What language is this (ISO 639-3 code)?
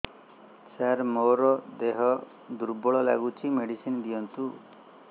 ori